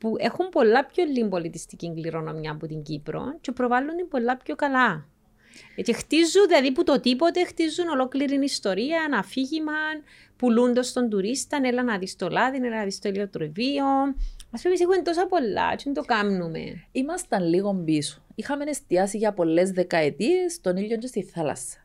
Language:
Greek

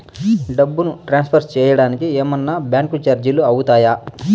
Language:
Telugu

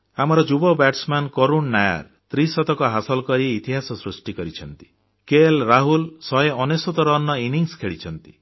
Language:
Odia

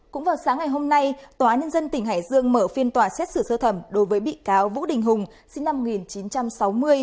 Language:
Vietnamese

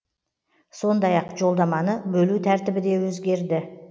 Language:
Kazakh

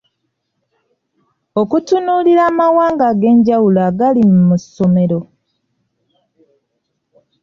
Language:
Ganda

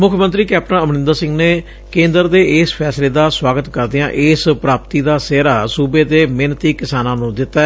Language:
Punjabi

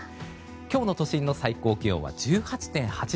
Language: Japanese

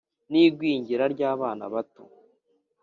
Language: Kinyarwanda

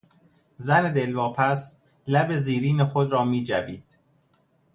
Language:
Persian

